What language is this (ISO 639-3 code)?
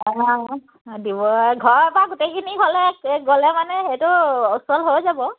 asm